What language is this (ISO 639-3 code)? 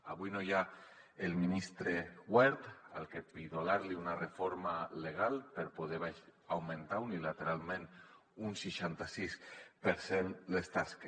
cat